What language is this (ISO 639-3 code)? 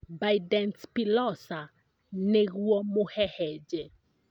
kik